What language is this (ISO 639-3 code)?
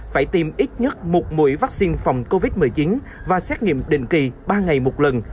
vie